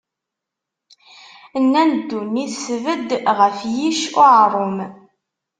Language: Kabyle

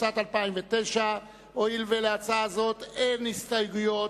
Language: Hebrew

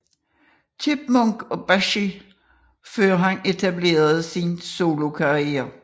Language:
Danish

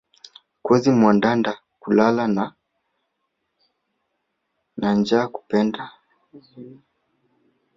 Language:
Swahili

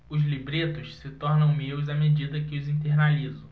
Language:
Portuguese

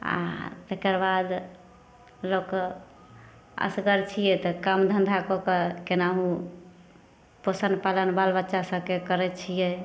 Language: Maithili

